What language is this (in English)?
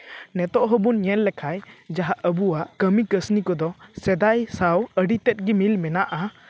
Santali